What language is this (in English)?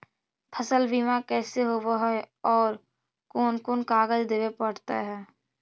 Magahi